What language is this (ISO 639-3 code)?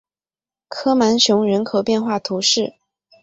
zho